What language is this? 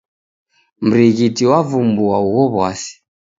Taita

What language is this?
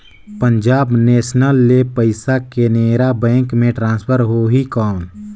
Chhattisgarhi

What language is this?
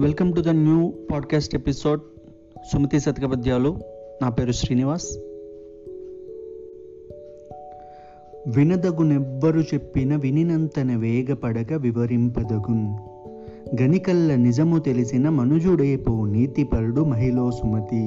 Telugu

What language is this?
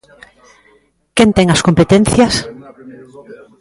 Galician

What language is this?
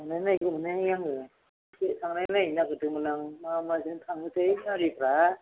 Bodo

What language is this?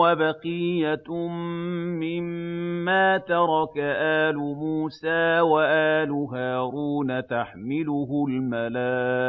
Arabic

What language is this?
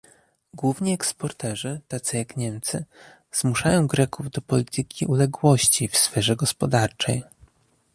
Polish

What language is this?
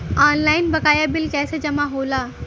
Bhojpuri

